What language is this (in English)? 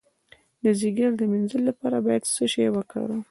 Pashto